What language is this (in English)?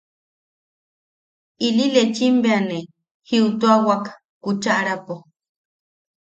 Yaqui